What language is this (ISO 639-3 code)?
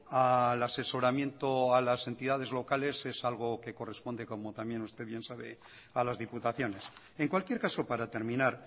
spa